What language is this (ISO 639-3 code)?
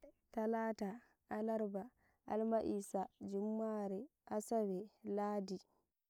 fuv